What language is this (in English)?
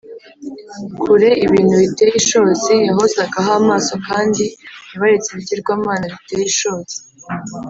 Kinyarwanda